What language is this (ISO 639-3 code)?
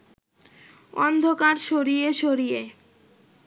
ben